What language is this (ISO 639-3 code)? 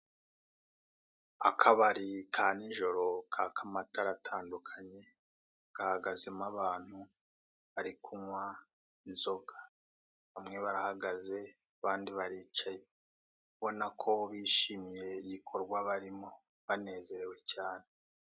kin